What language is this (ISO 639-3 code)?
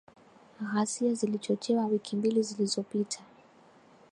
swa